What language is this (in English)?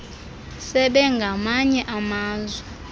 Xhosa